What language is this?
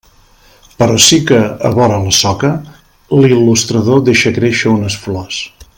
Catalan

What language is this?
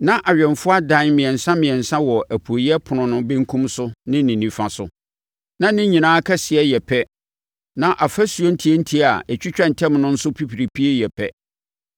Akan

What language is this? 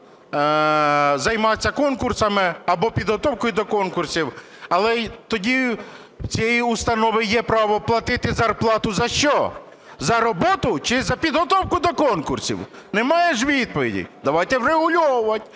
Ukrainian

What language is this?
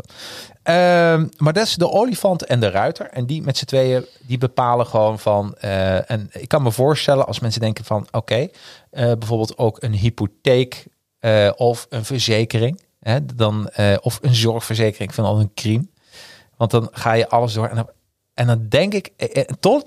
Dutch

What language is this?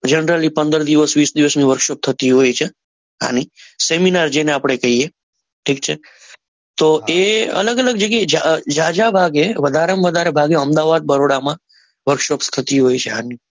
Gujarati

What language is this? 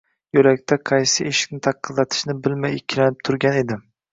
Uzbek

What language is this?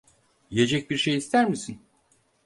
Turkish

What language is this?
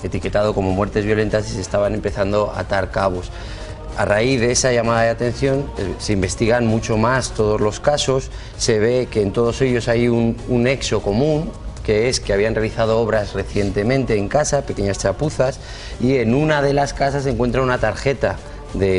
Spanish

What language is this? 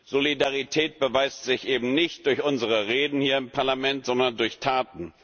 German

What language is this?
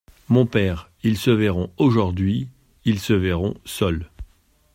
French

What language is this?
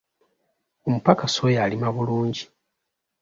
Ganda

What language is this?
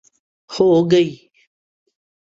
Urdu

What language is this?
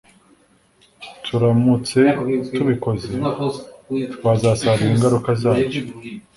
Kinyarwanda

